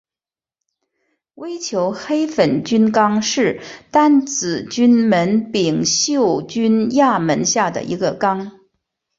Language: Chinese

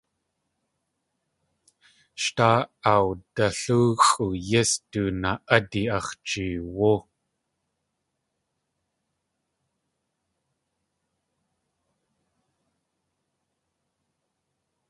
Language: Tlingit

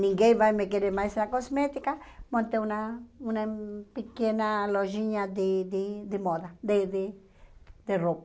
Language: Portuguese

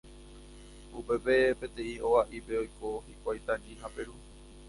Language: Guarani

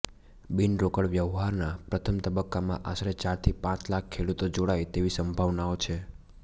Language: Gujarati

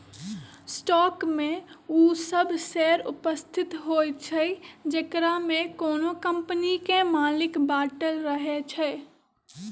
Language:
Magahi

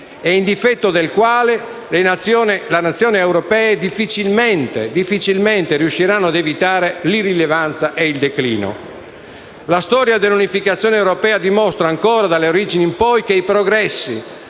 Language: Italian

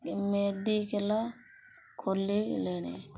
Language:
Odia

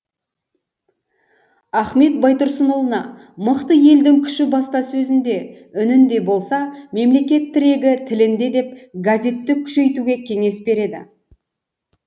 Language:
Kazakh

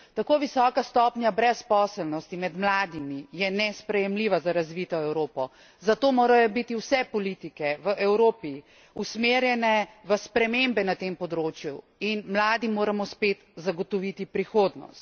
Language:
Slovenian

